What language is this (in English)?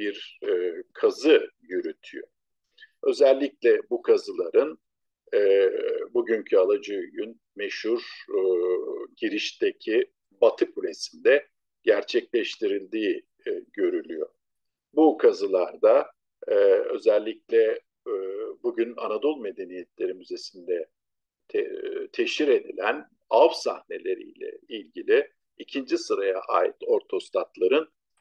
Turkish